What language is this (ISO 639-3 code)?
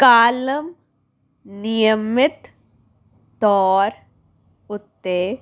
pan